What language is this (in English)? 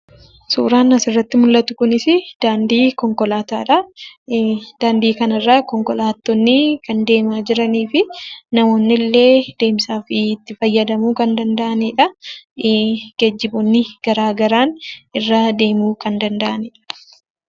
Oromo